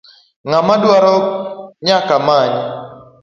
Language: Luo (Kenya and Tanzania)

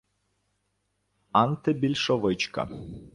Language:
Ukrainian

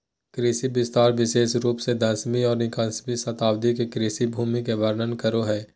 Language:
Magahi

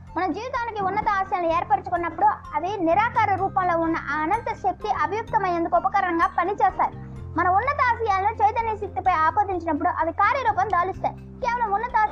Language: Telugu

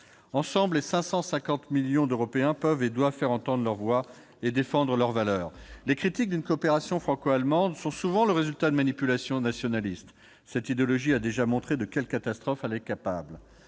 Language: French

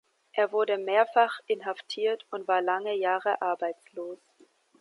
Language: German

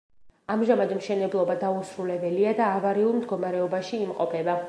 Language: Georgian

